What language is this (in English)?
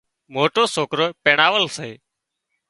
Wadiyara Koli